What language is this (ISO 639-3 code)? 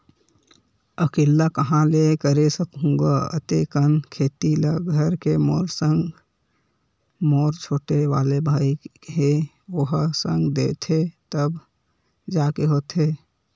hne